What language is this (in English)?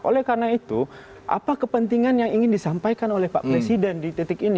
Indonesian